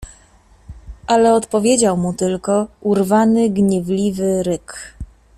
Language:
Polish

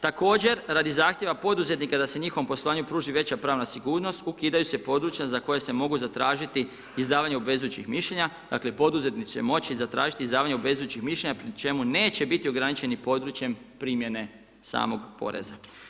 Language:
Croatian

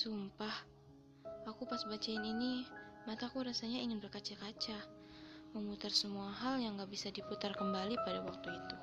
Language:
Indonesian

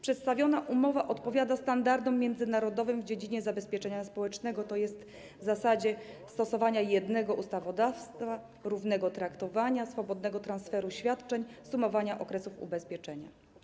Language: Polish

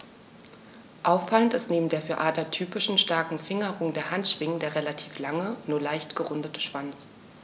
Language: German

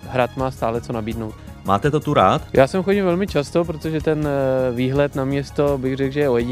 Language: Czech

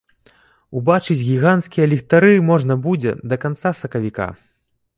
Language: Belarusian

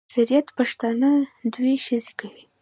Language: Pashto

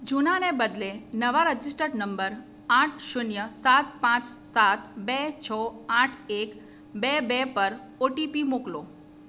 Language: Gujarati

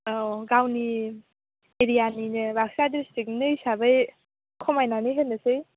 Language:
Bodo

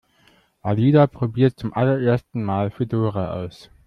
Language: German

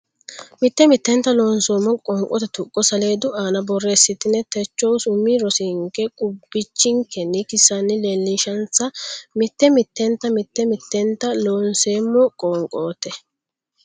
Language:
Sidamo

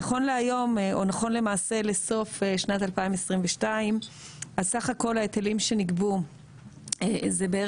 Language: Hebrew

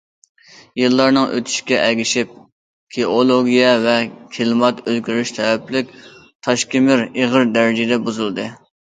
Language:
Uyghur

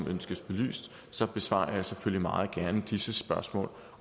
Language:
Danish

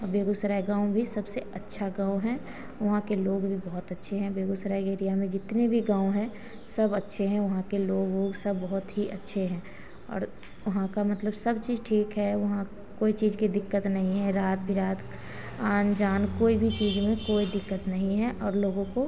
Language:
Hindi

